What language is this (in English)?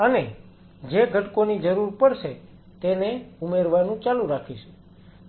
Gujarati